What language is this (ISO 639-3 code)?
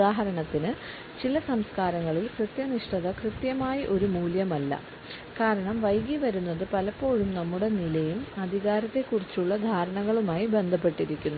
mal